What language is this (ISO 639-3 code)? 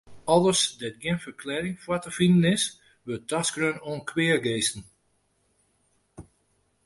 fry